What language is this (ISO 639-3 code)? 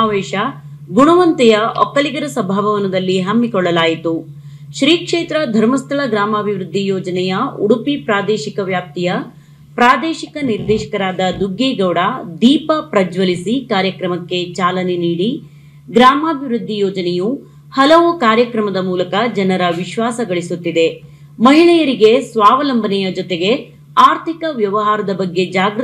kan